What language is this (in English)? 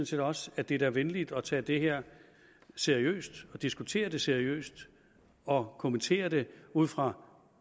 Danish